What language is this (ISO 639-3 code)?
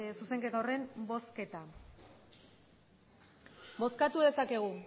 eus